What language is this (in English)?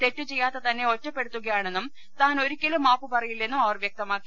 Malayalam